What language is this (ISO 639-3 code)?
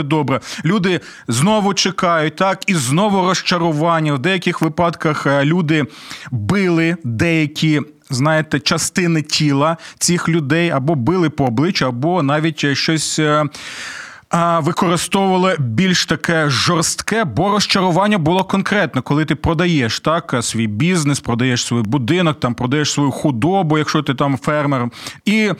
ukr